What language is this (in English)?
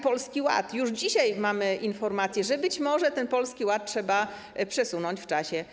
Polish